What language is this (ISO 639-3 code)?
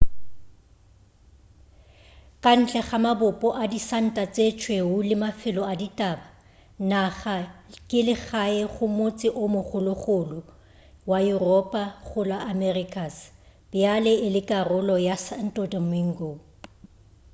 nso